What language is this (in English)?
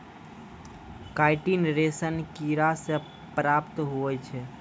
Maithili